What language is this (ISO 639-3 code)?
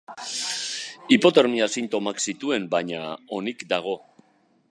eus